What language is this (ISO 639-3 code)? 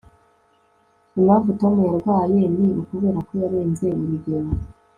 kin